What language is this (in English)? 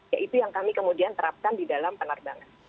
Indonesian